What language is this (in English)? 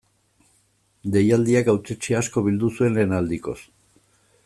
Basque